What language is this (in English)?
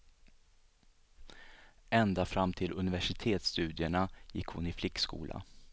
Swedish